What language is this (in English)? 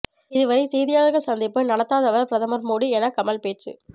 Tamil